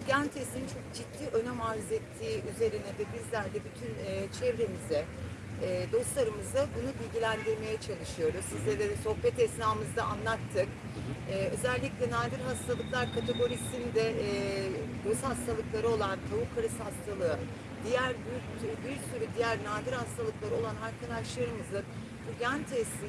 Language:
Turkish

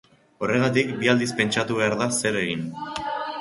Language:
Basque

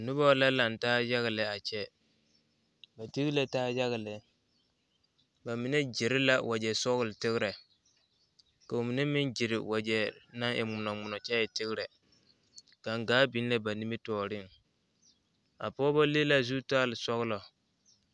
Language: Southern Dagaare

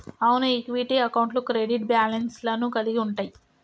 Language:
Telugu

